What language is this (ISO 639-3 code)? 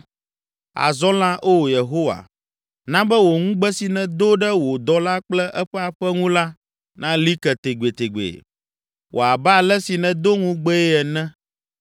ewe